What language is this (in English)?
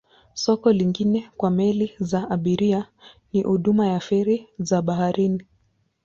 Swahili